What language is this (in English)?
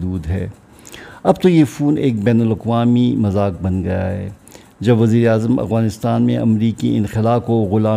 Urdu